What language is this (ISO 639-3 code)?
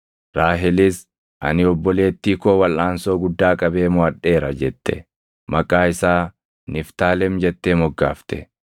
orm